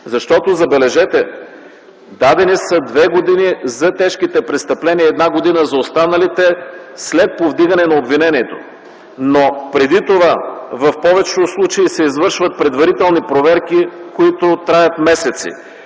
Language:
Bulgarian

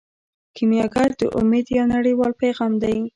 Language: Pashto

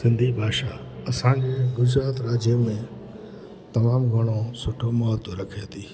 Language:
Sindhi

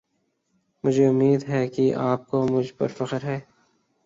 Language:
Urdu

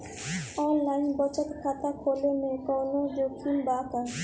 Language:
Bhojpuri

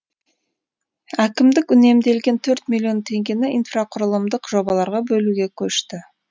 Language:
Kazakh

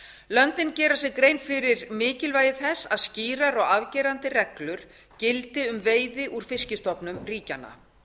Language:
Icelandic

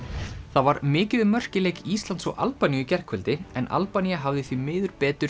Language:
Icelandic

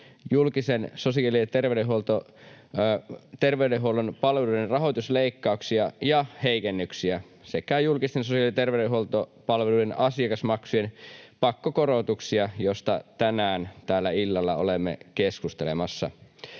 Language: Finnish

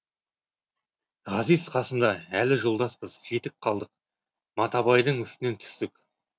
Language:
Kazakh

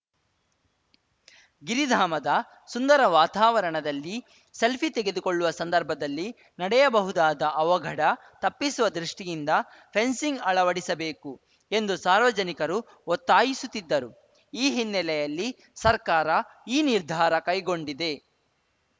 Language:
Kannada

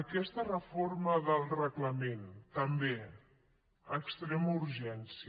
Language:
Catalan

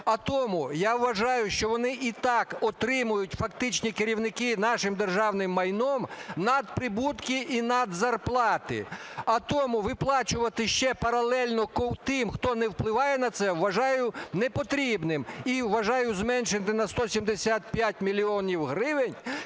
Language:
Ukrainian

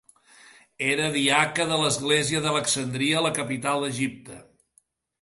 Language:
Catalan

